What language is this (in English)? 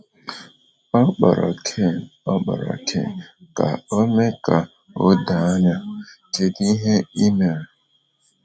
Igbo